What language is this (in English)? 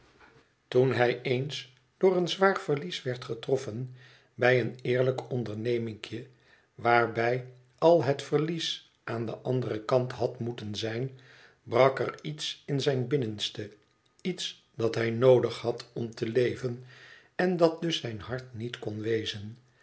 Dutch